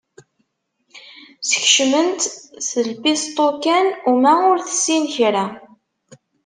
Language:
Kabyle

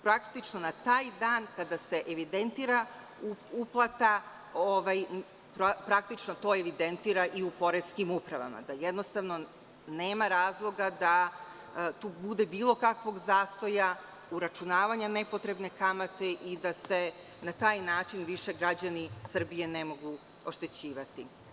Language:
Serbian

